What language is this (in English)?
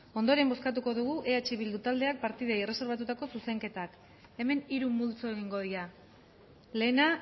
Basque